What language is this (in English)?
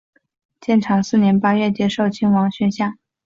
Chinese